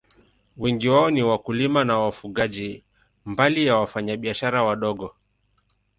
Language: Swahili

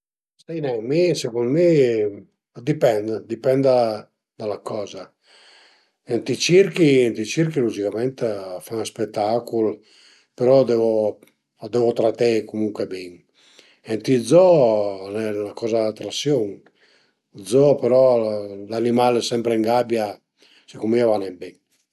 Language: Piedmontese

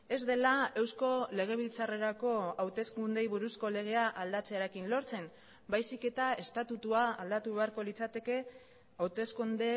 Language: Basque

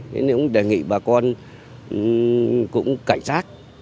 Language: Vietnamese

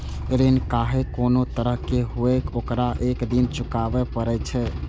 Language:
Maithili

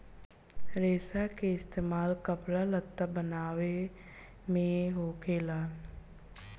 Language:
Bhojpuri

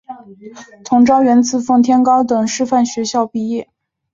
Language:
Chinese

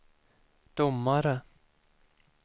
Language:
Swedish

